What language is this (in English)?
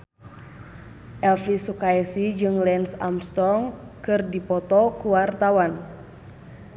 Sundanese